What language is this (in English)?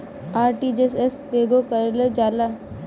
Bhojpuri